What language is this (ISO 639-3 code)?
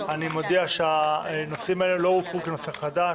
heb